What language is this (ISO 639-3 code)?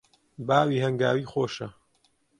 ckb